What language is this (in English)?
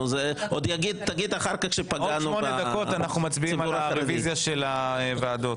Hebrew